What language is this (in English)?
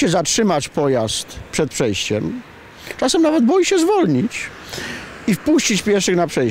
Polish